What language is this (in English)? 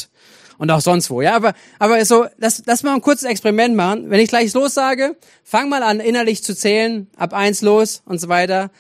German